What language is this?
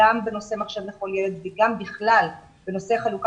Hebrew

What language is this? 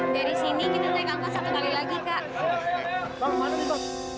Indonesian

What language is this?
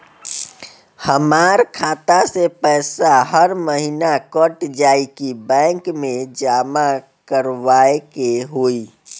Bhojpuri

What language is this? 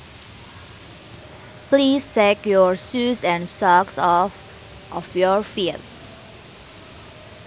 Sundanese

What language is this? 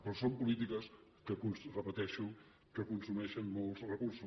Catalan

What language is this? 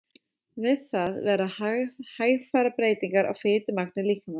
Icelandic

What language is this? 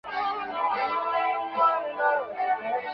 Chinese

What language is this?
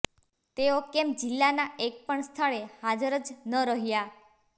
Gujarati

